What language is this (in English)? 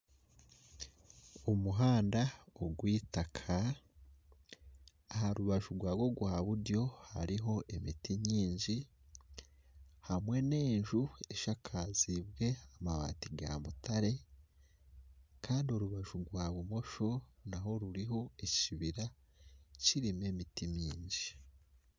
Nyankole